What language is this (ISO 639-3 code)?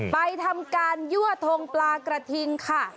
tha